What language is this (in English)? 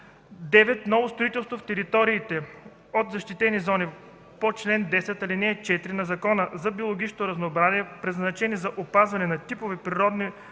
Bulgarian